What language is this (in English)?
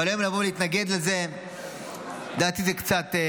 Hebrew